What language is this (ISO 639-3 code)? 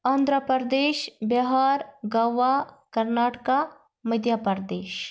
kas